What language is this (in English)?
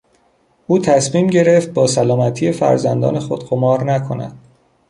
Persian